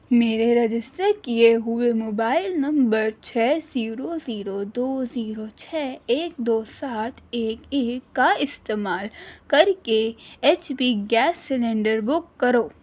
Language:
Urdu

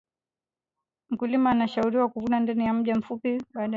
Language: Swahili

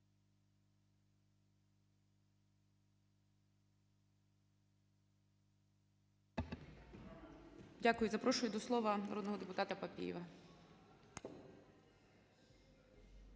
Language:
Ukrainian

